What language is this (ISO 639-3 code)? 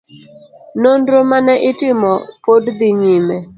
luo